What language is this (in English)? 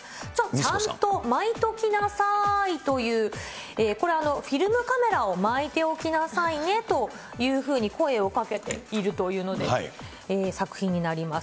Japanese